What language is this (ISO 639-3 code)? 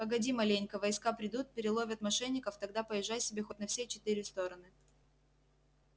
rus